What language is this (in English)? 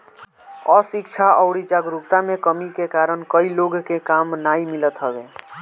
Bhojpuri